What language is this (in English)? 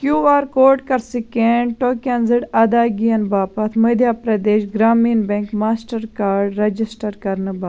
Kashmiri